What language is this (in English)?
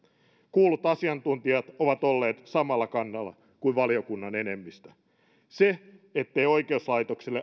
Finnish